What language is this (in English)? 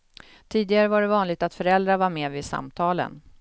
Swedish